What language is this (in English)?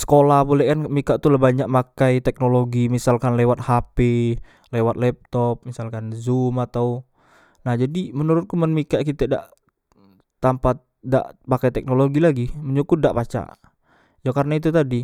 Musi